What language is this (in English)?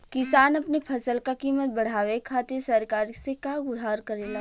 Bhojpuri